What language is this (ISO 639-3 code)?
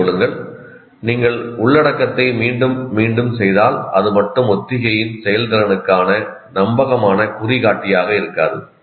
tam